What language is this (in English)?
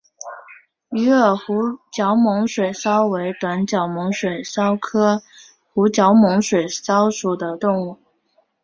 Chinese